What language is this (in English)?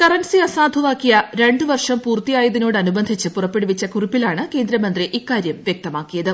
Malayalam